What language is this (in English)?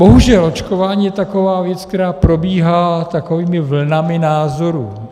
Czech